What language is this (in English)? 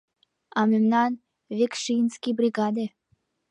Mari